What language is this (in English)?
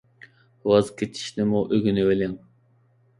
Uyghur